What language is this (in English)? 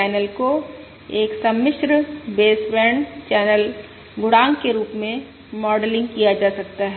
Hindi